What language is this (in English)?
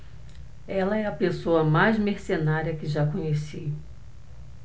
Portuguese